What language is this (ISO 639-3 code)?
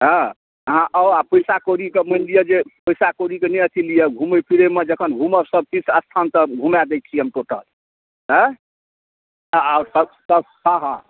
mai